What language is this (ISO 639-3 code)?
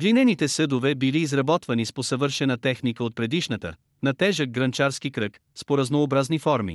bul